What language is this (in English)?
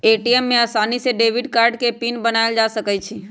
Magahi